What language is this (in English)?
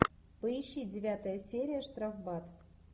Russian